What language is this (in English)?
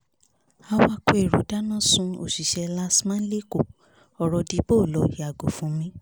Yoruba